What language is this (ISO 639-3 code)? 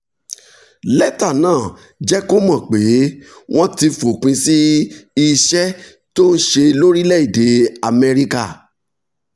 yor